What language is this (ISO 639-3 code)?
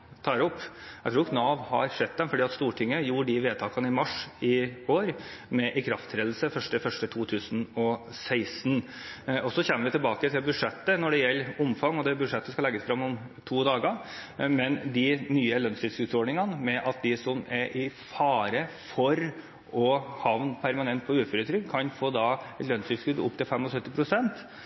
nob